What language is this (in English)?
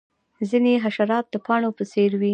Pashto